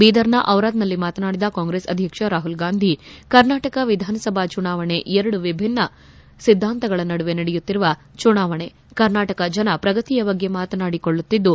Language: Kannada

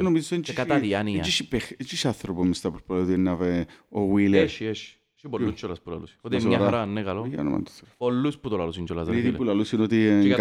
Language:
Greek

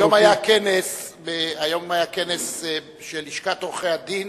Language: Hebrew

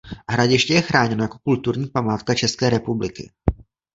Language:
Czech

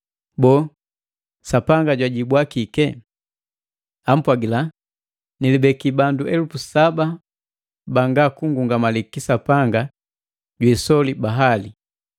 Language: Matengo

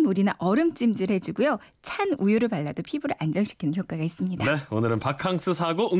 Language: Korean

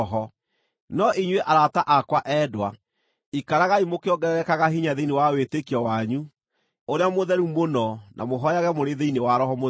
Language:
Kikuyu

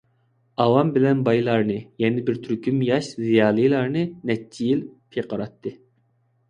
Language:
Uyghur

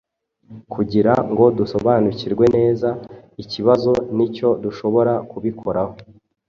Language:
Kinyarwanda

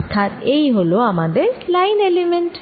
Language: Bangla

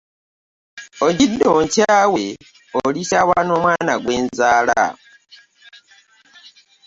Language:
Ganda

